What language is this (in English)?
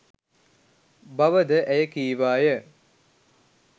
Sinhala